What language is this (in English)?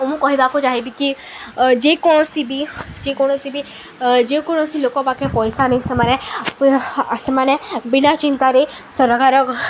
Odia